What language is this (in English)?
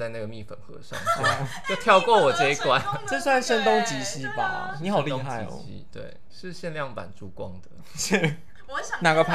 Chinese